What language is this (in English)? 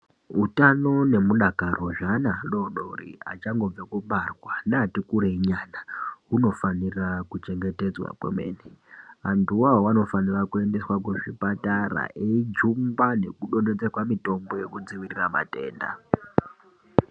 Ndau